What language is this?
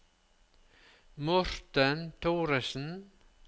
Norwegian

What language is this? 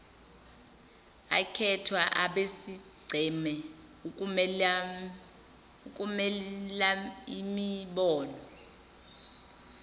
Zulu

